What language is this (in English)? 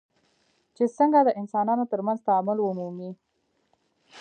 Pashto